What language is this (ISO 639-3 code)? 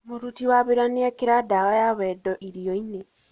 kik